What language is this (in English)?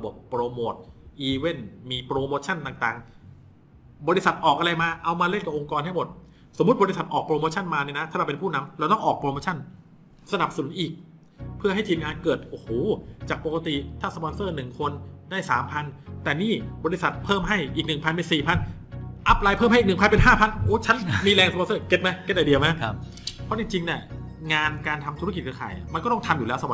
Thai